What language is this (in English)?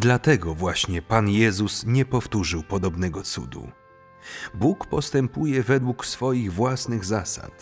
Polish